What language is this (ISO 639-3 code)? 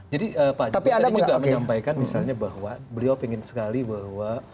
ind